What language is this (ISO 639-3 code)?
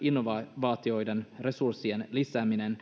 fin